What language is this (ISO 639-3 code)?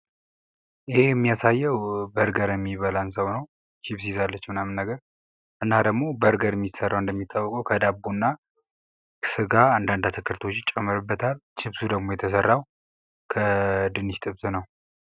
amh